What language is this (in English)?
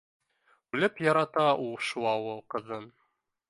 Bashkir